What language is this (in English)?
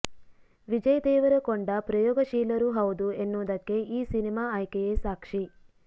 Kannada